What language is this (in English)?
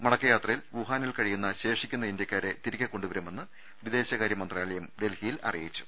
Malayalam